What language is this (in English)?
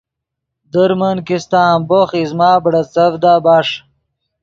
Yidgha